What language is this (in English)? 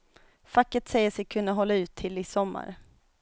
Swedish